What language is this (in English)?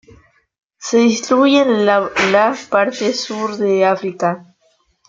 Spanish